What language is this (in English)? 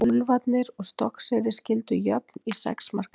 Icelandic